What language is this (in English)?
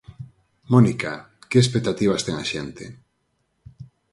Galician